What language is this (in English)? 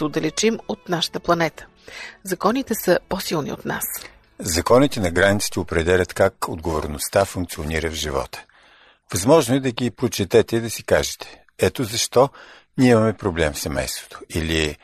Bulgarian